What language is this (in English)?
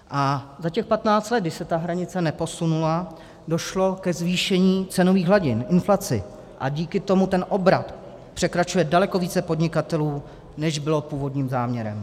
Czech